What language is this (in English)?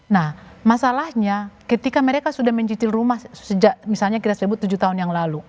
Indonesian